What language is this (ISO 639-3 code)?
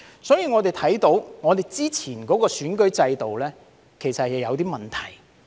yue